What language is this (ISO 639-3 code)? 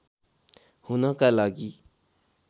nep